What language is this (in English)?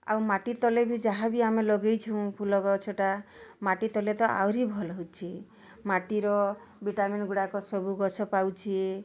Odia